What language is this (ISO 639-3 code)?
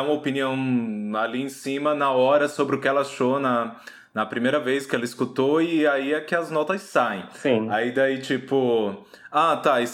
por